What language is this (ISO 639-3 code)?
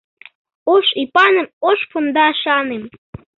chm